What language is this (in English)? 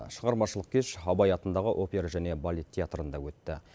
Kazakh